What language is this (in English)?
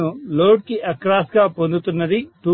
Telugu